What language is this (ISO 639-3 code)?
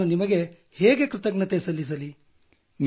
kan